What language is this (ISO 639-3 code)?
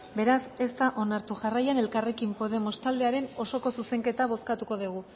eus